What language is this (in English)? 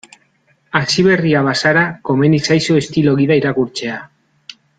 Basque